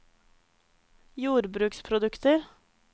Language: Norwegian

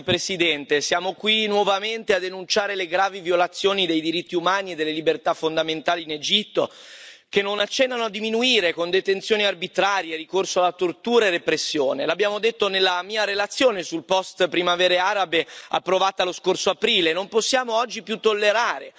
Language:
Italian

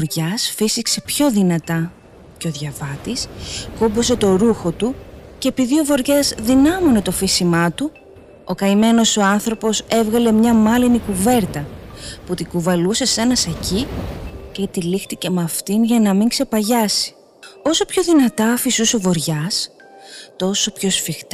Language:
Greek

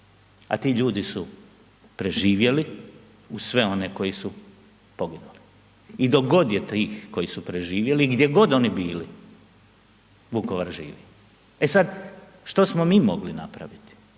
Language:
Croatian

